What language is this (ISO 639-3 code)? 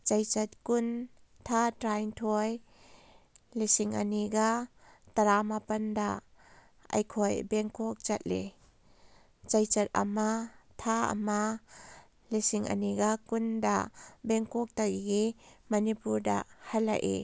mni